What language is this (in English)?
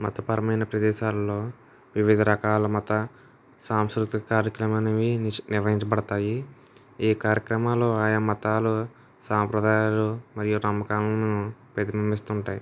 Telugu